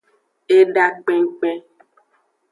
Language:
Aja (Benin)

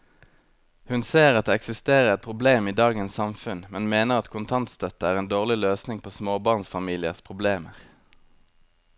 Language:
Norwegian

